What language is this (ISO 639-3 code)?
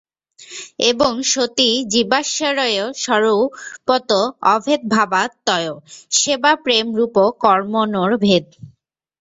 ben